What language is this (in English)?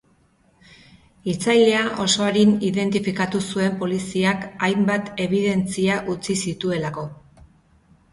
Basque